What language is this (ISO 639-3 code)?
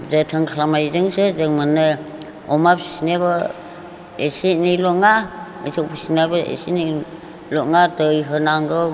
brx